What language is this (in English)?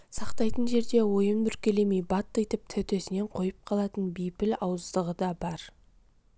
Kazakh